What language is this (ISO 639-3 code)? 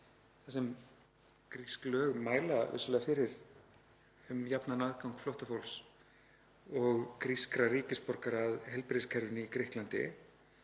isl